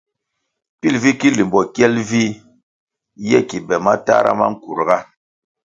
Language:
Kwasio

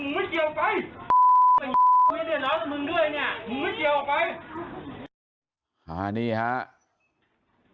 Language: Thai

